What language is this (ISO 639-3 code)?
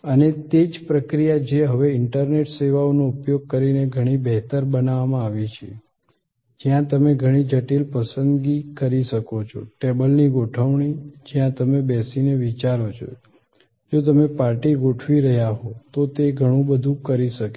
guj